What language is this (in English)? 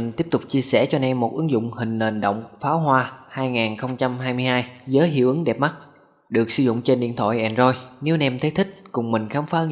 Vietnamese